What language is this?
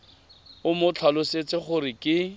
Tswana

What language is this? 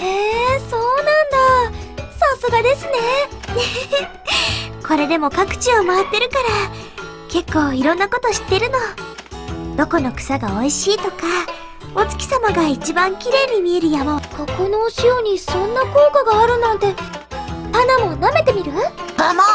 Japanese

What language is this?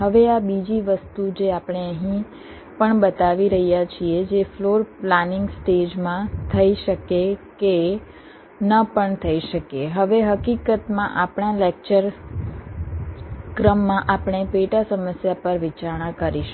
Gujarati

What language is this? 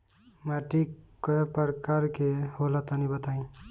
Bhojpuri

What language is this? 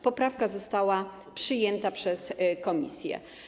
Polish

